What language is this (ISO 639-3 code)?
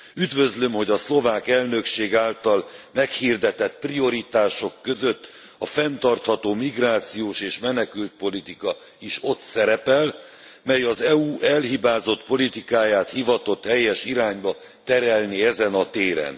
hun